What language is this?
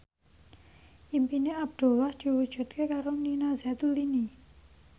Javanese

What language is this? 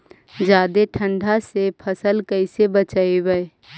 Magahi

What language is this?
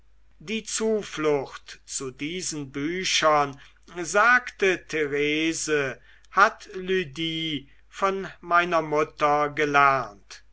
German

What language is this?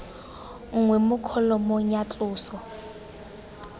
Tswana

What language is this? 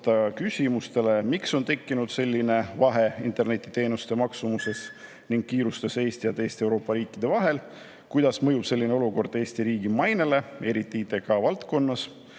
Estonian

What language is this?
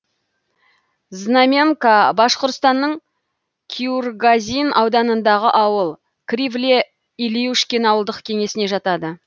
Kazakh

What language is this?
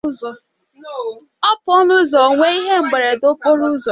Igbo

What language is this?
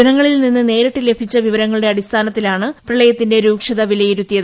Malayalam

